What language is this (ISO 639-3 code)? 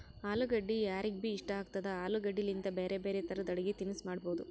kan